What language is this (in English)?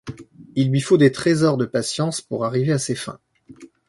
French